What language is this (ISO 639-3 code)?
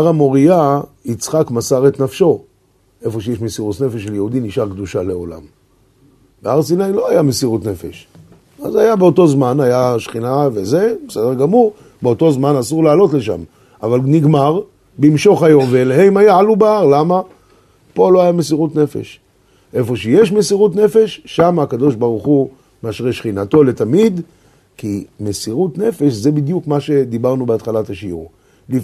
heb